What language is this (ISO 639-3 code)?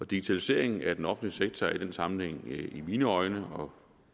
dan